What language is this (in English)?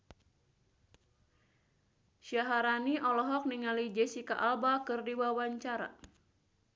Sundanese